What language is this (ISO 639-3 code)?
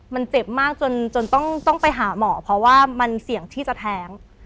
tha